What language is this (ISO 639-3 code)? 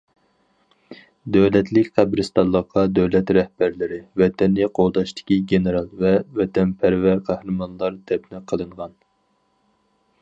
uig